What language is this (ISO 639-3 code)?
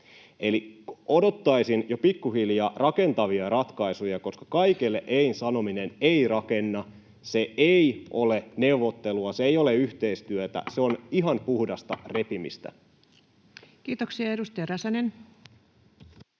fin